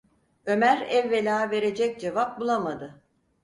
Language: Turkish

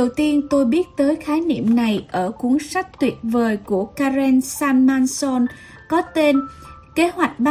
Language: Vietnamese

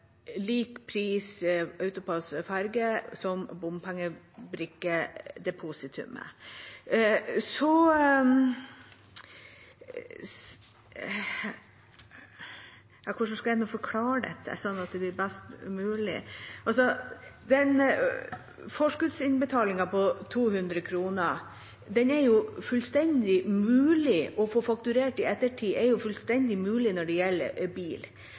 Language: Norwegian Bokmål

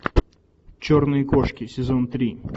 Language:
Russian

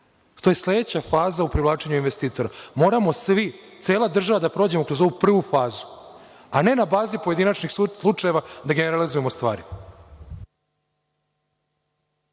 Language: Serbian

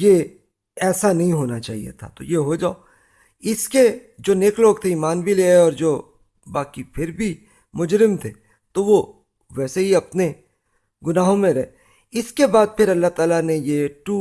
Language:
Urdu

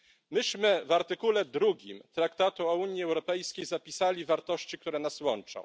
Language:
Polish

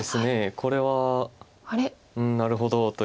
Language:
Japanese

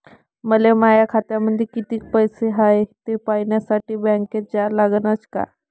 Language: Marathi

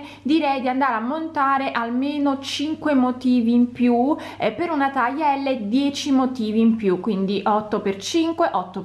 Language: Italian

